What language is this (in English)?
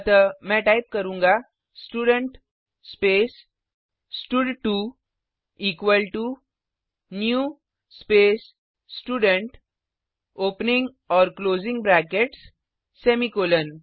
Hindi